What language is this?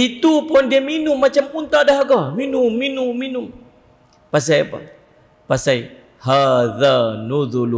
Malay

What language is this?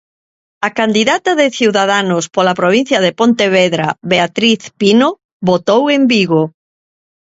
Galician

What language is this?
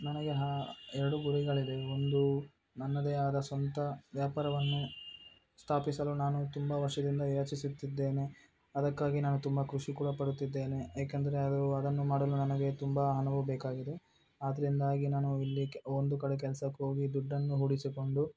Kannada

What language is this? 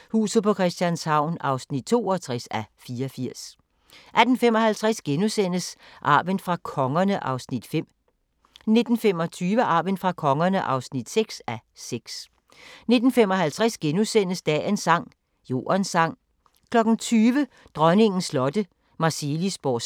Danish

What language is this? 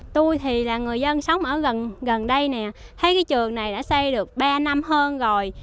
Vietnamese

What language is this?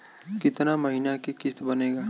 Bhojpuri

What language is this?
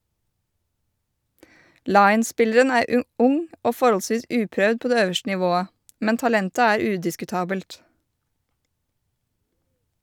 Norwegian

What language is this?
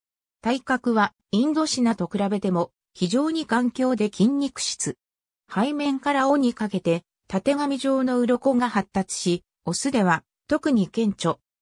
Japanese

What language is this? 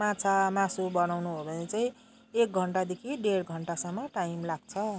Nepali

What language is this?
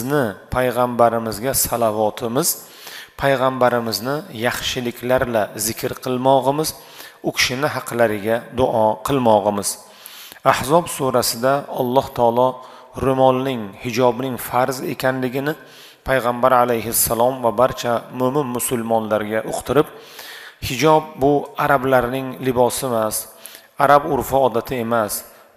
Turkish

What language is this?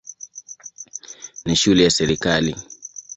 Swahili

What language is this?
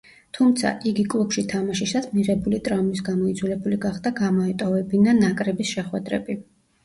Georgian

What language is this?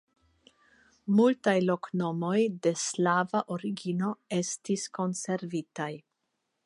Esperanto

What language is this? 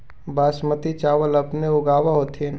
Magahi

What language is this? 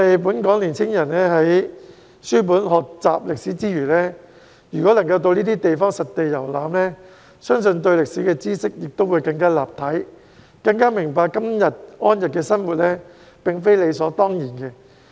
Cantonese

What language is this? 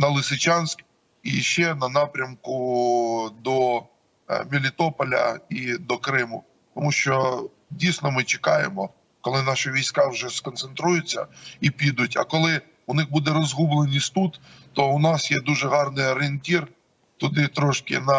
Ukrainian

